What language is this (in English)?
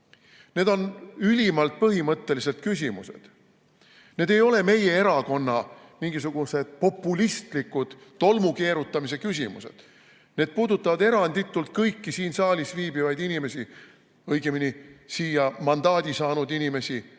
Estonian